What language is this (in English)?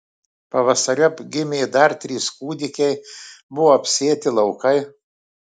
Lithuanian